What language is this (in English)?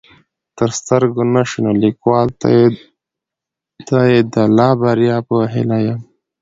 Pashto